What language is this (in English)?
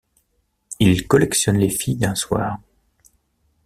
French